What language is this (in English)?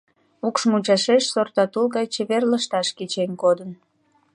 Mari